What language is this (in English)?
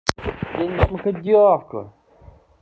Russian